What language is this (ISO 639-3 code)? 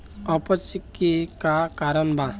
bho